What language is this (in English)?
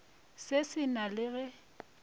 Northern Sotho